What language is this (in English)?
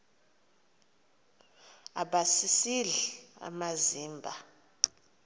Xhosa